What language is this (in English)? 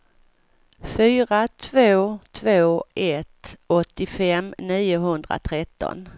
Swedish